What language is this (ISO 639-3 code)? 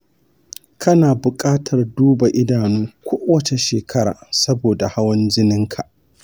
hau